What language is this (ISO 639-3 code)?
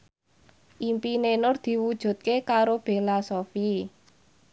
jav